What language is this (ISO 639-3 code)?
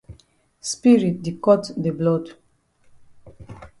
wes